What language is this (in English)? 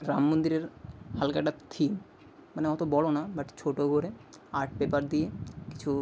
Bangla